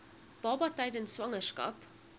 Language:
Afrikaans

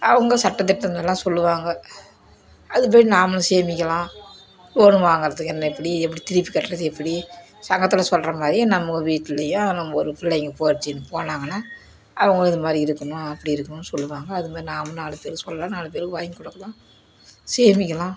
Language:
Tamil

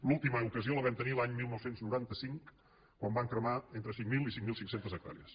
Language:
Catalan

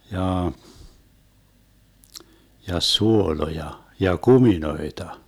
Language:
Finnish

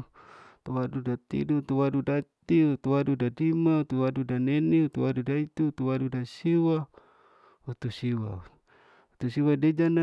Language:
Larike-Wakasihu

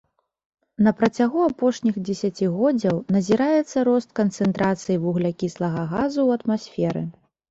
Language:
Belarusian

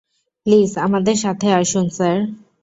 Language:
Bangla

